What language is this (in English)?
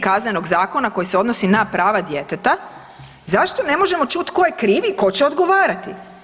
Croatian